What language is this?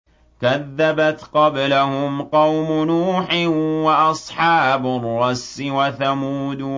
Arabic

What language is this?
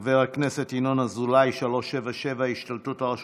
Hebrew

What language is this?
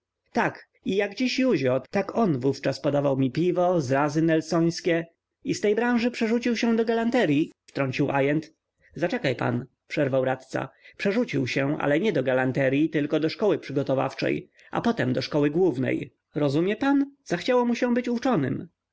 Polish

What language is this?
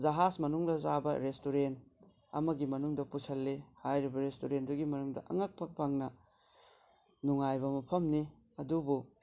Manipuri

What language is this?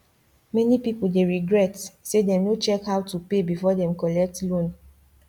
Nigerian Pidgin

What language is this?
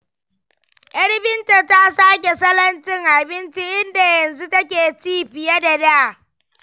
Hausa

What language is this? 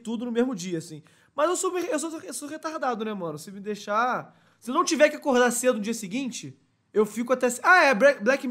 Portuguese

